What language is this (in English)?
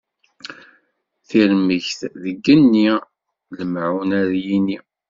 Kabyle